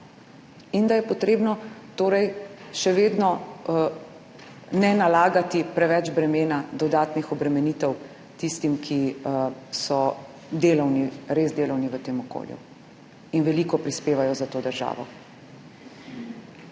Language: Slovenian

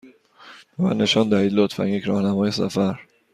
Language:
Persian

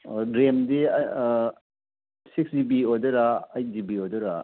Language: Manipuri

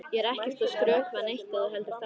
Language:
Icelandic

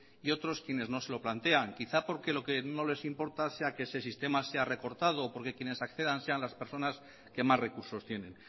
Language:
Spanish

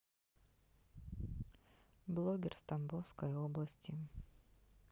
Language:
Russian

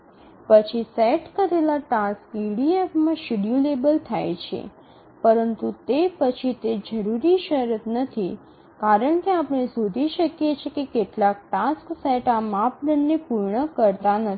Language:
Gujarati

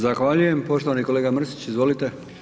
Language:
Croatian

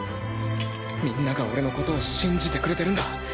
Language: Japanese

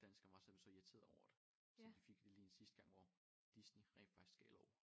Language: Danish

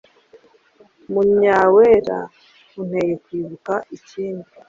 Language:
Kinyarwanda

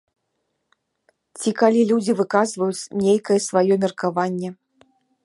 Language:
Belarusian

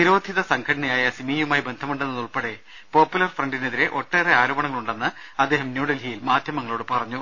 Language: Malayalam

